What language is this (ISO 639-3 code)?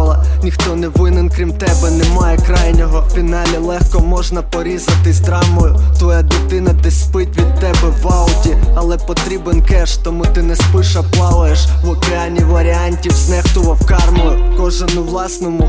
ukr